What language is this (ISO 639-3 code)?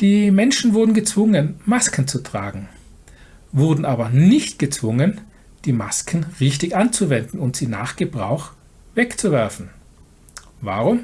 deu